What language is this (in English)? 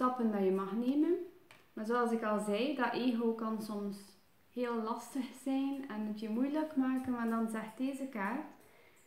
Dutch